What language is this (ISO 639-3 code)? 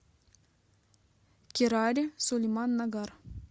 rus